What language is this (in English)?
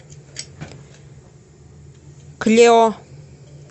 Russian